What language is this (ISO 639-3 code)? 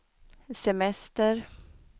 swe